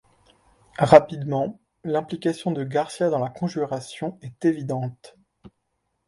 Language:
French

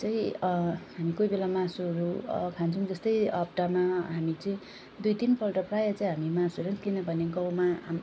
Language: Nepali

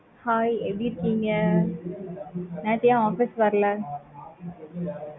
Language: Tamil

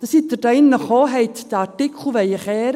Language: Swiss German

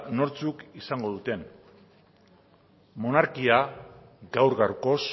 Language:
Basque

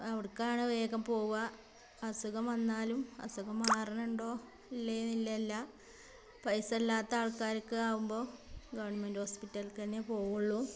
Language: Malayalam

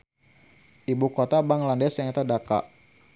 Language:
Sundanese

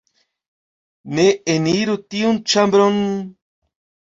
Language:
Esperanto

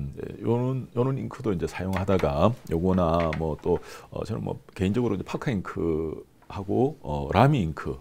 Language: Korean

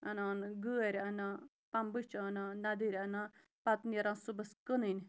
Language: Kashmiri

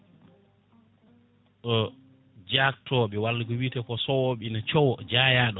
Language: Fula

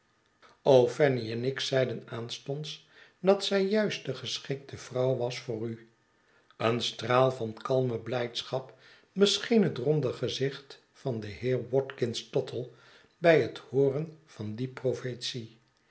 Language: Dutch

